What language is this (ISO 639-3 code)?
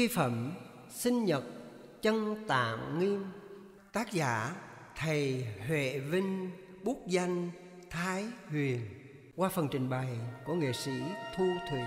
vie